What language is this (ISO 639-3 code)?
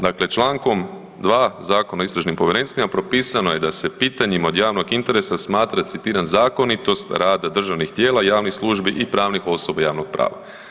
hrv